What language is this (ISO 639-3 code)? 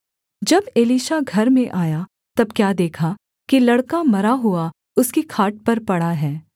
hin